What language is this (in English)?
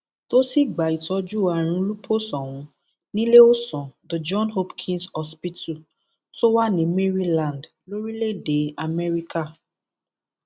Yoruba